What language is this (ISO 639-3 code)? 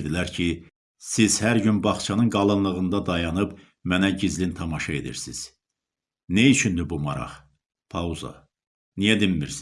tur